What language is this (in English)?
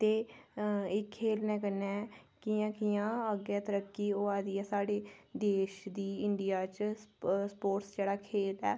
Dogri